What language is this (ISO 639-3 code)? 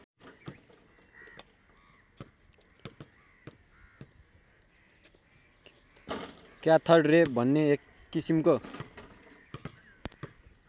nep